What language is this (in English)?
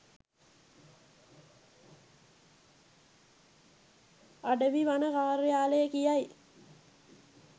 Sinhala